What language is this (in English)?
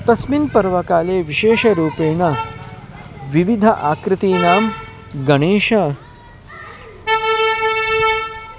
Sanskrit